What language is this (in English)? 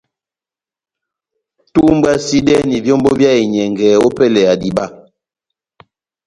Batanga